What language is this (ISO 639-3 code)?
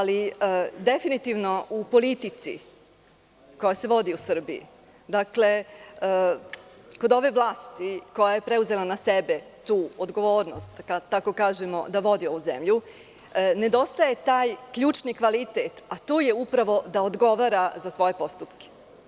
srp